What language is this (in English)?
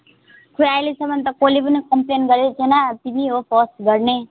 Nepali